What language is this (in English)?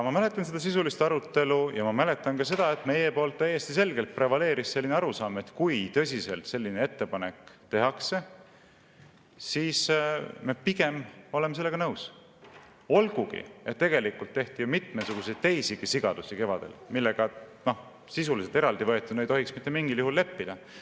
Estonian